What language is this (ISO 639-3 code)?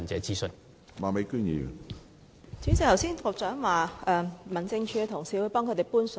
yue